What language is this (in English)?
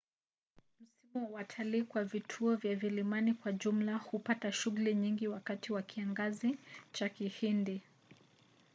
Swahili